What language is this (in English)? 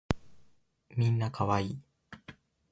Japanese